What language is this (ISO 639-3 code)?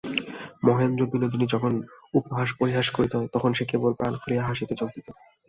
ben